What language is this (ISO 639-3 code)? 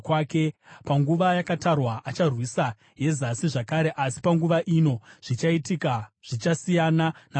sna